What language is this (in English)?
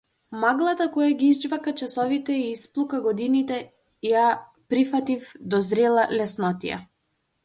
Macedonian